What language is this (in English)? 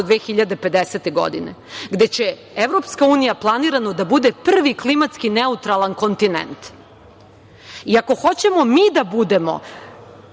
Serbian